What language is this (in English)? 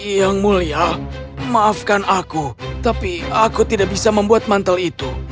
Indonesian